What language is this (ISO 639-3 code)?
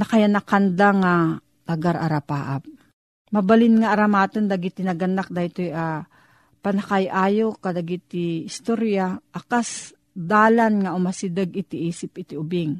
fil